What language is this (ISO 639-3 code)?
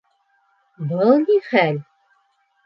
bak